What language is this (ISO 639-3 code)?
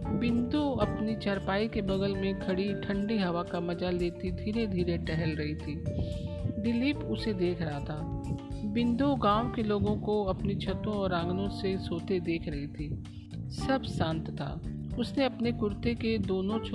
hin